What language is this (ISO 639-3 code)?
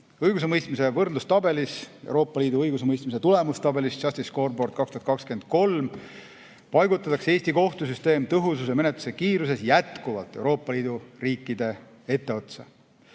est